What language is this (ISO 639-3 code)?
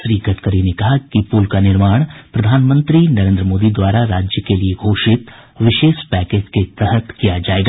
hin